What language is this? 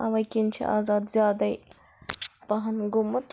Kashmiri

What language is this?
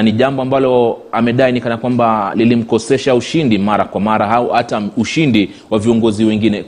Swahili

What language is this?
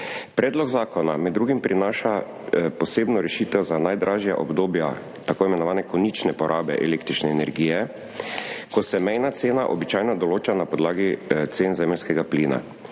Slovenian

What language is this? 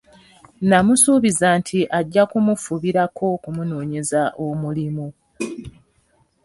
Ganda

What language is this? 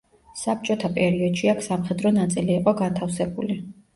Georgian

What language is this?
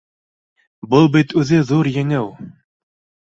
Bashkir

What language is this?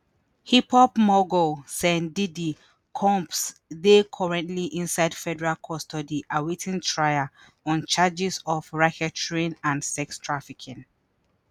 Nigerian Pidgin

